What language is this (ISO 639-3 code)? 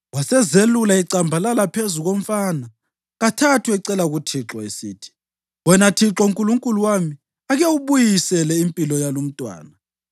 nde